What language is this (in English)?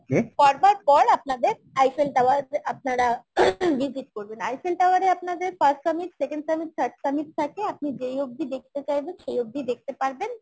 Bangla